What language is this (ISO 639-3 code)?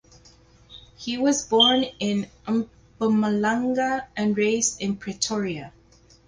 eng